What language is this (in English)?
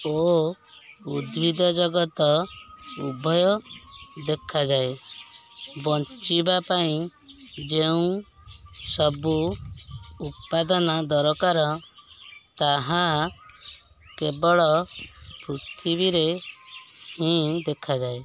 Odia